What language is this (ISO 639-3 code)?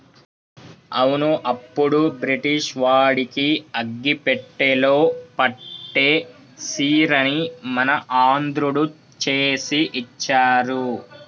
tel